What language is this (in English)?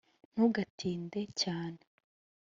Kinyarwanda